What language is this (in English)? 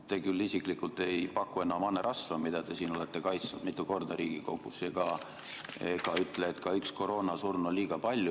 Estonian